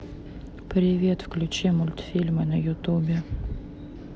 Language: Russian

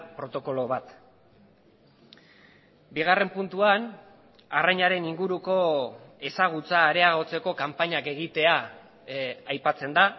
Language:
Basque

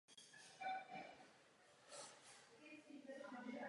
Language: Czech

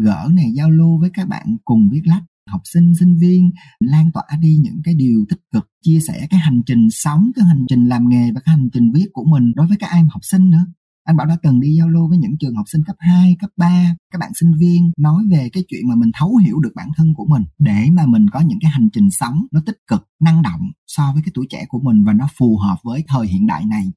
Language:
Vietnamese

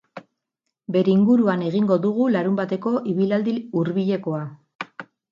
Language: Basque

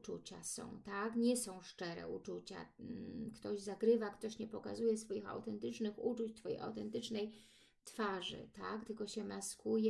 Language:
Polish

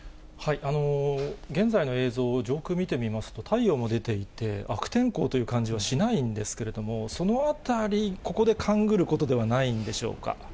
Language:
Japanese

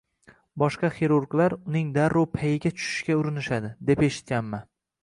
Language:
Uzbek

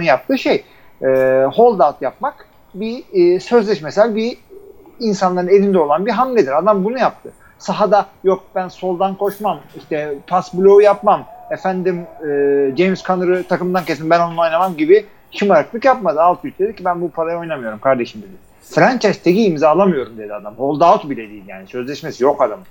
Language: Turkish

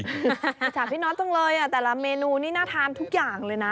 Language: Thai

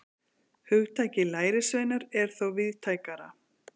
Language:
Icelandic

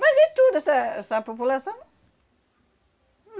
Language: Portuguese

